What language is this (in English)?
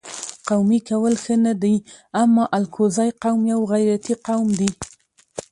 Pashto